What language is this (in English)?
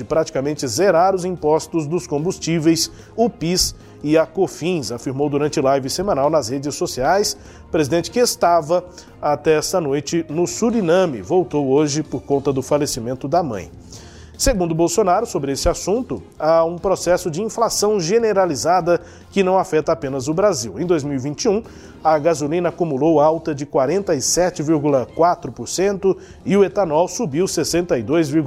Portuguese